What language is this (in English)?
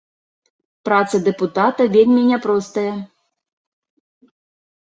Belarusian